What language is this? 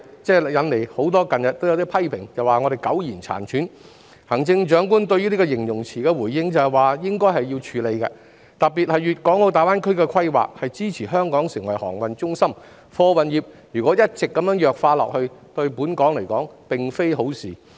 Cantonese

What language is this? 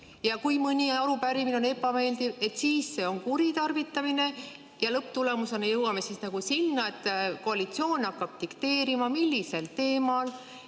Estonian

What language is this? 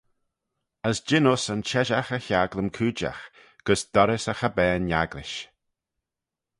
Manx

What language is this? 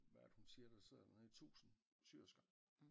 Danish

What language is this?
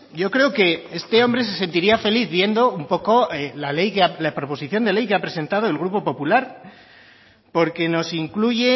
Spanish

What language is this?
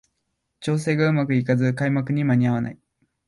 Japanese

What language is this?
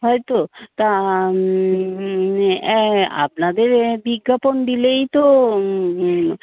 Bangla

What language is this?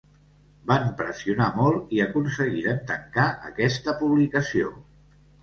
Catalan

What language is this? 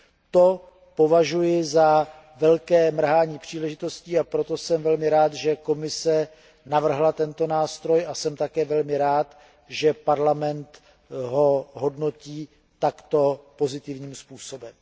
Czech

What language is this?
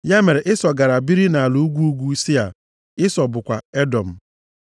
Igbo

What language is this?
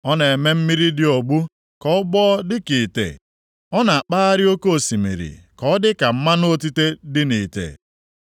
Igbo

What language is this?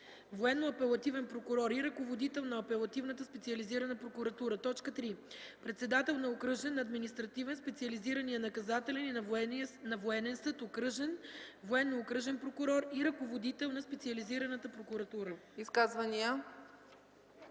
Bulgarian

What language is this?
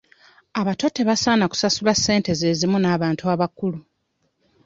Ganda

